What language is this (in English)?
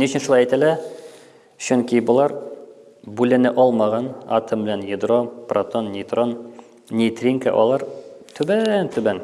Turkish